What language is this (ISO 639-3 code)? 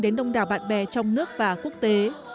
vie